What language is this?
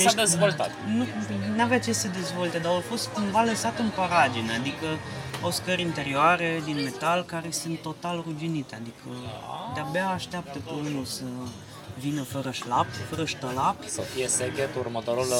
Romanian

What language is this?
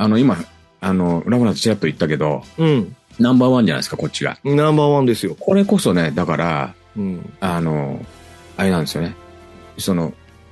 Japanese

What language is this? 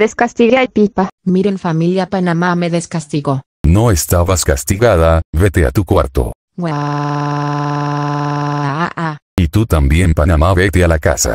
Spanish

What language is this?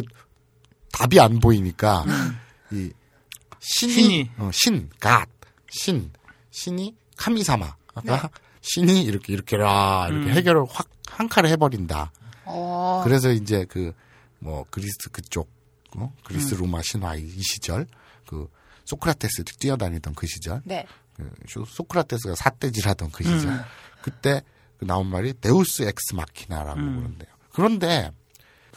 Korean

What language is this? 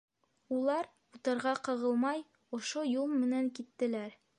Bashkir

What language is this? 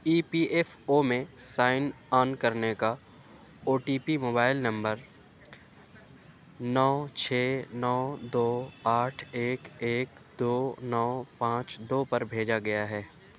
Urdu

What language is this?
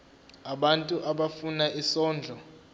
Zulu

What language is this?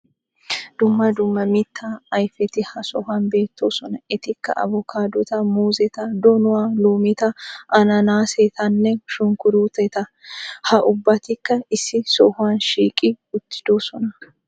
Wolaytta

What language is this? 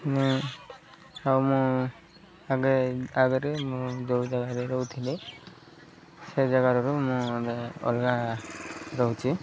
Odia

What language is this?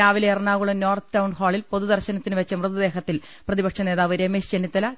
Malayalam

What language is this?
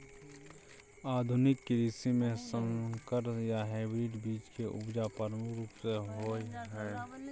Maithili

